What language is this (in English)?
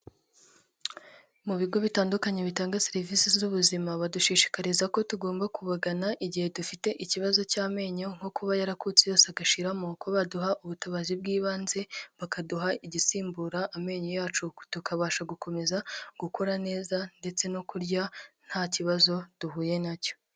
Kinyarwanda